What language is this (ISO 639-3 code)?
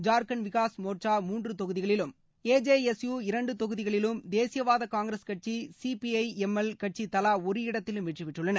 tam